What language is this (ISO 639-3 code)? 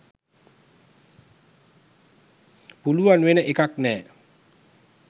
sin